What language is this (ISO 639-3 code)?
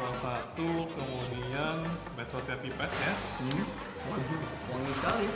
ind